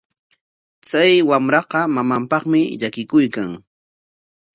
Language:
Corongo Ancash Quechua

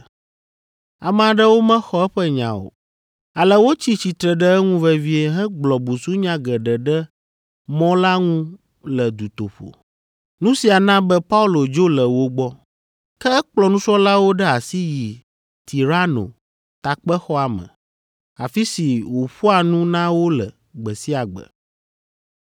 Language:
Ewe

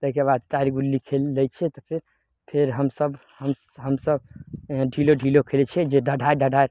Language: Maithili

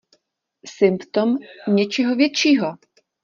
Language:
Czech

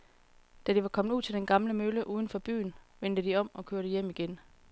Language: Danish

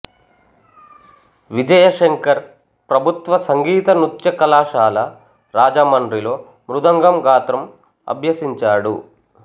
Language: Telugu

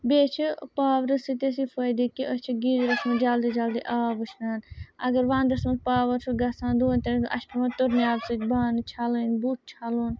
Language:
Kashmiri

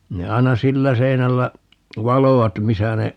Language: Finnish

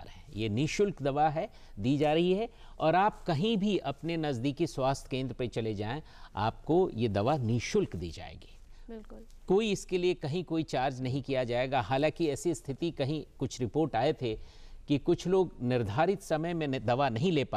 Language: Hindi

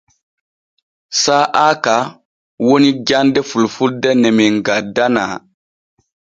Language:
Borgu Fulfulde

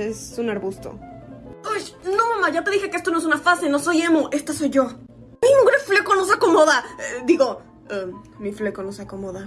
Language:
Spanish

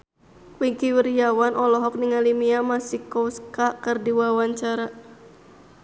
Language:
Sundanese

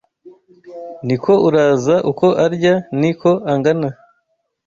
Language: Kinyarwanda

